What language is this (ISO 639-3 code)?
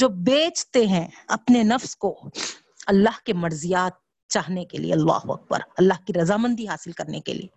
urd